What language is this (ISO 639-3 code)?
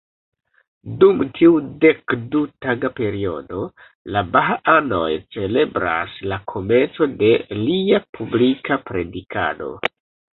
epo